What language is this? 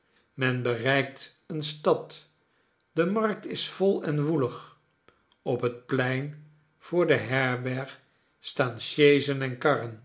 Dutch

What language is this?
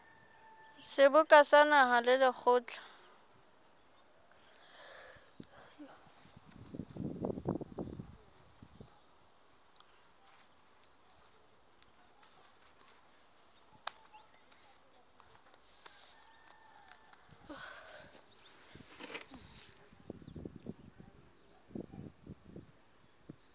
Southern Sotho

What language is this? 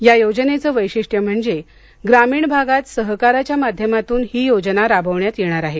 Marathi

